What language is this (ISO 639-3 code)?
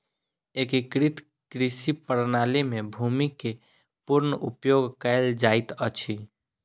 mai